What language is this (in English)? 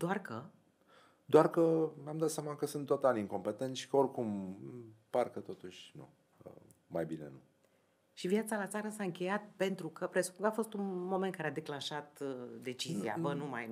Romanian